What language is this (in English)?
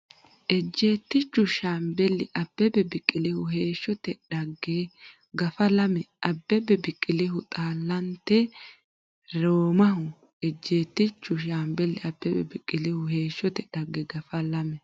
Sidamo